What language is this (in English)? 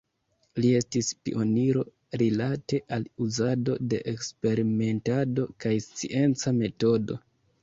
Esperanto